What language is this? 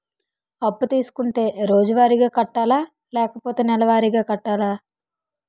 Telugu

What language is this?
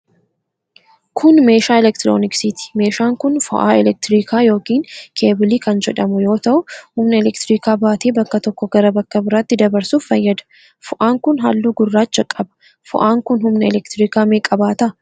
Oromo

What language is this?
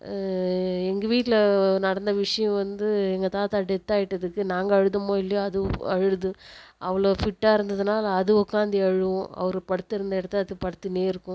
Tamil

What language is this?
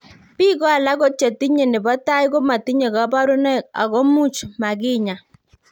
Kalenjin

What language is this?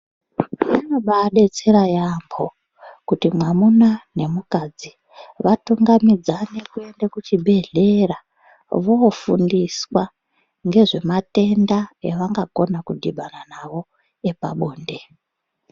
Ndau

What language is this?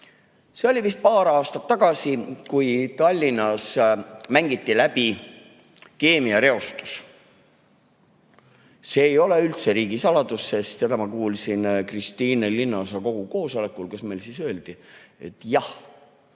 Estonian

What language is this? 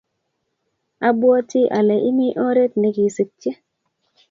Kalenjin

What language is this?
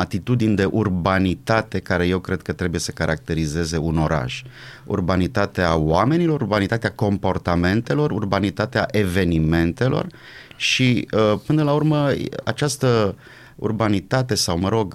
Romanian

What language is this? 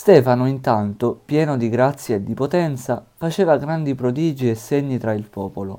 Italian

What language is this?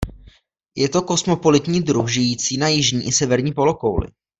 Czech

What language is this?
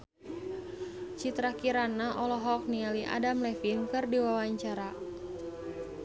Sundanese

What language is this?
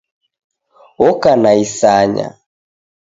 Taita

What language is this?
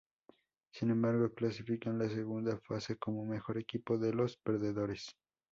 Spanish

